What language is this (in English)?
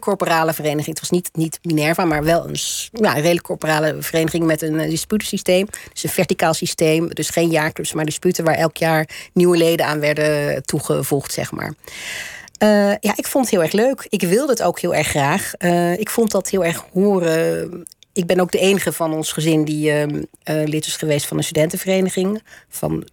Dutch